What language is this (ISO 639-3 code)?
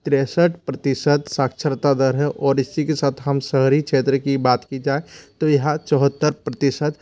hin